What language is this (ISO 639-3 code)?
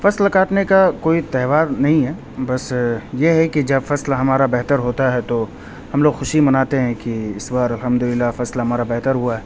urd